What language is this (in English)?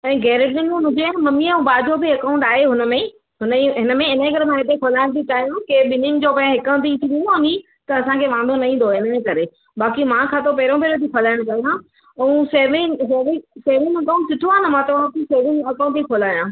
Sindhi